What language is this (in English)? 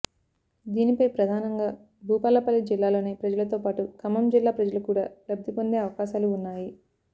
Telugu